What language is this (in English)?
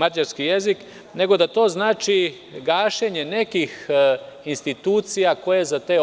Serbian